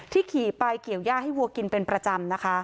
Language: Thai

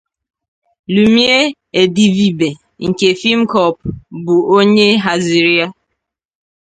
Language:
Igbo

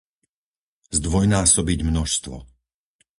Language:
Slovak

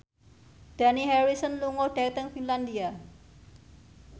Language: Javanese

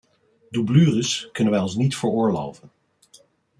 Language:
Dutch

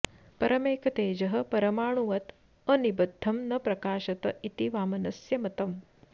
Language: Sanskrit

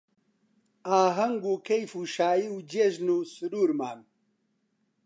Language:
Central Kurdish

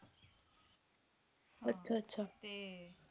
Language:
Punjabi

